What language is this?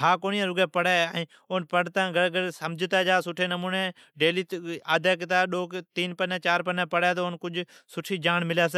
Od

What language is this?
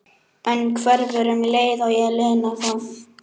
Icelandic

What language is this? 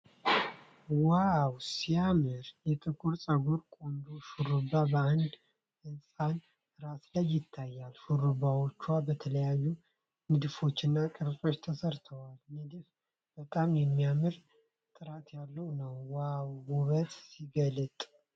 Amharic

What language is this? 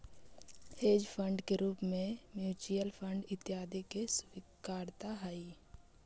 Magahi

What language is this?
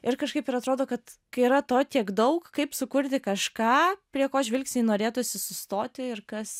Lithuanian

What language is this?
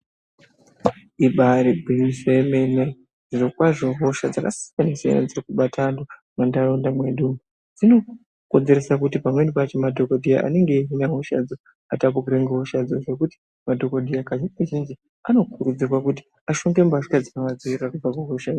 Ndau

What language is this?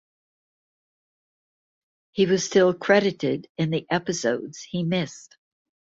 English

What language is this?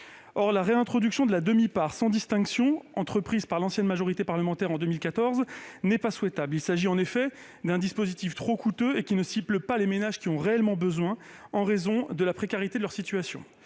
French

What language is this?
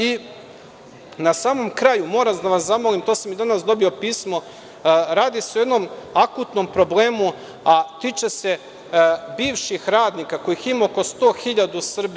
Serbian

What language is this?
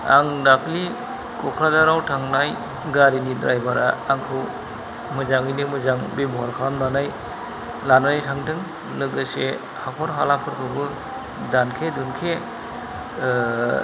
Bodo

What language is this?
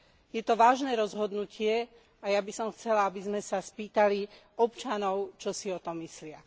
Slovak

